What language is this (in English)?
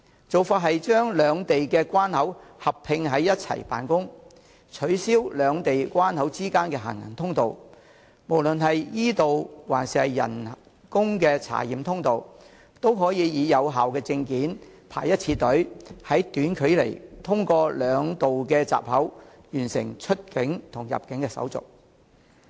Cantonese